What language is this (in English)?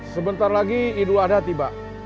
Indonesian